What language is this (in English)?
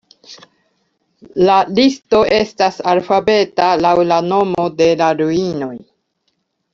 Esperanto